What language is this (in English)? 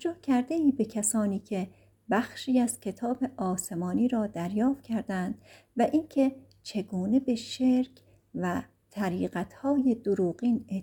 Persian